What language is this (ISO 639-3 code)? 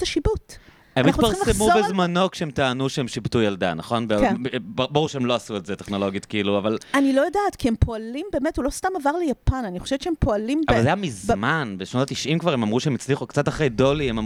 heb